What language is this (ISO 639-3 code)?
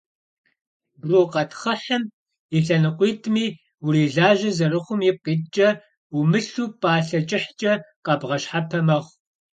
kbd